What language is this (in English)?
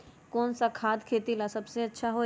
Magahi